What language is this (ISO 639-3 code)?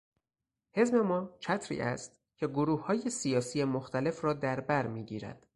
fas